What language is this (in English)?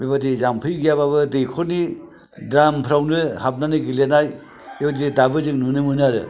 Bodo